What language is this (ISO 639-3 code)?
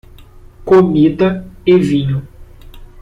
por